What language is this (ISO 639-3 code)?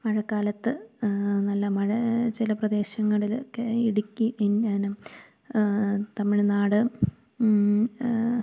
mal